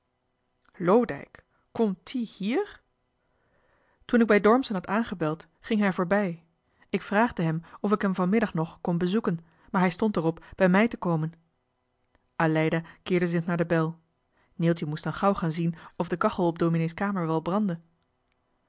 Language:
Dutch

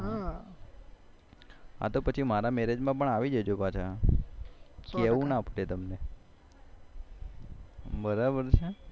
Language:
Gujarati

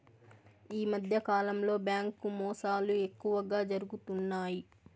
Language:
Telugu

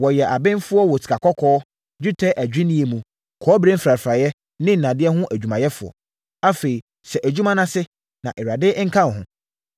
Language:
Akan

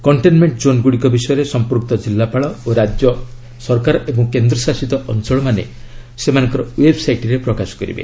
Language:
Odia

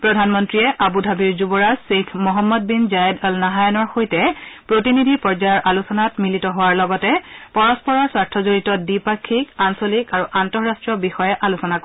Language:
Assamese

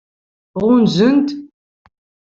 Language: Kabyle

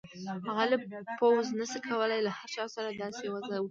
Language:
Pashto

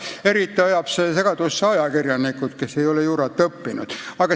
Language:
Estonian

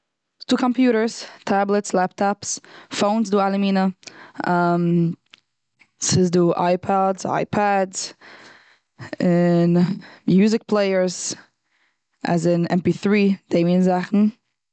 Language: Yiddish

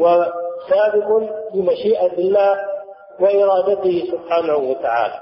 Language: Arabic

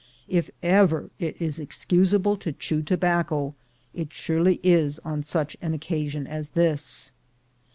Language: English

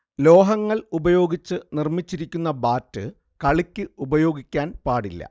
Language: Malayalam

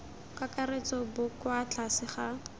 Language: Tswana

